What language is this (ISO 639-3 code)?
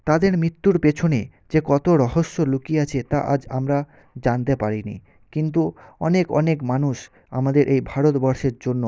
ben